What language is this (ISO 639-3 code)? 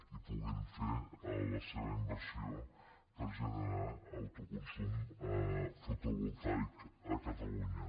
cat